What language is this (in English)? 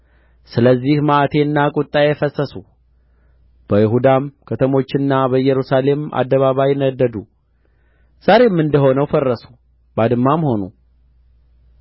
Amharic